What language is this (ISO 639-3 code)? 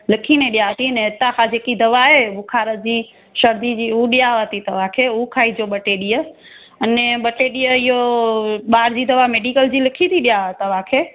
snd